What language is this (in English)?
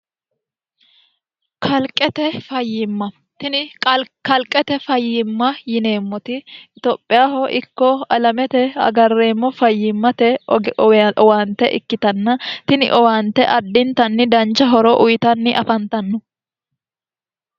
Sidamo